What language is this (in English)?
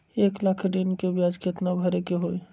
Magahi